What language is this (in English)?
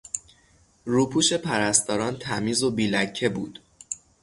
Persian